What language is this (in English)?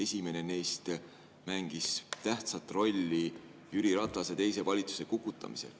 Estonian